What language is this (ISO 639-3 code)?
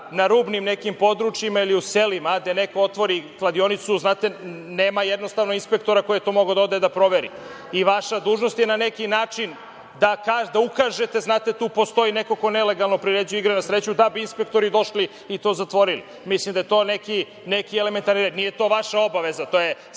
srp